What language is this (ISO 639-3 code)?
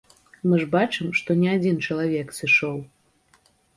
bel